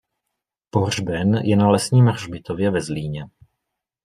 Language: Czech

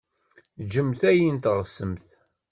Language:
Kabyle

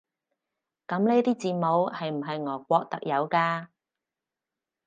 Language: Cantonese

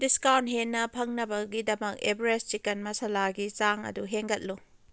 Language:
Manipuri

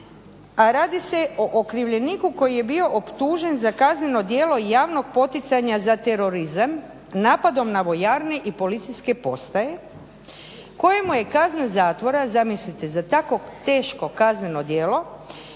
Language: Croatian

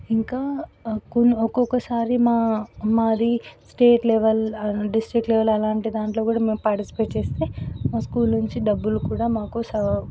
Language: Telugu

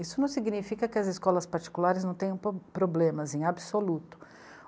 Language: Portuguese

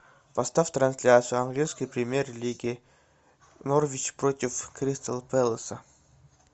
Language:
Russian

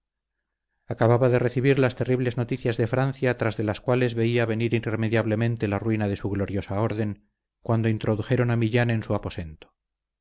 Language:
Spanish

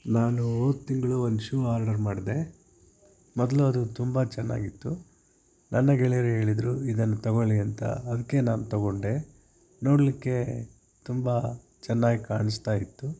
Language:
Kannada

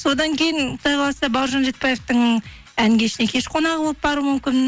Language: Kazakh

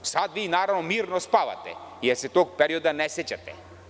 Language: Serbian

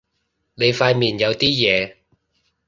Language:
Cantonese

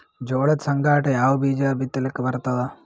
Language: Kannada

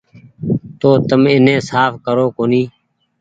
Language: Goaria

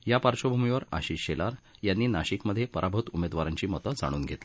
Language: Marathi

